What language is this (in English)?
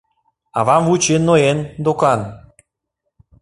Mari